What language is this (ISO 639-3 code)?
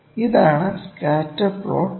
mal